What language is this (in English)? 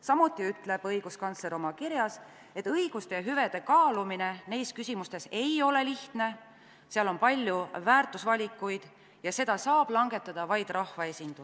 Estonian